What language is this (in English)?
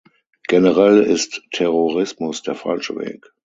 German